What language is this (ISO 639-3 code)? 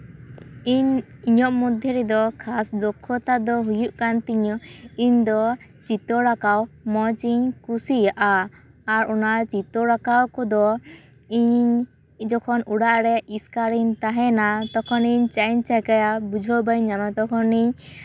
sat